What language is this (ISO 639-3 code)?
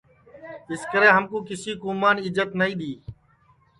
ssi